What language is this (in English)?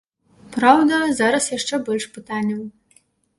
Belarusian